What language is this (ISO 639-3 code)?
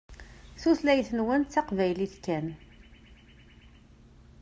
kab